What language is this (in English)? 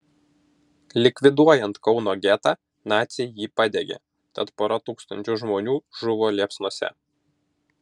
Lithuanian